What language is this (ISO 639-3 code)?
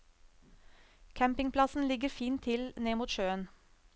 nor